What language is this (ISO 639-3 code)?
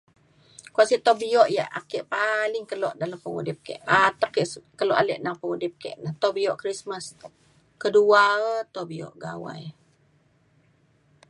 xkl